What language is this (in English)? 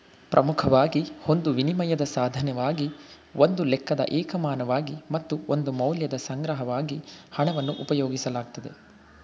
Kannada